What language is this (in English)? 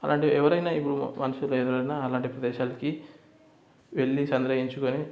Telugu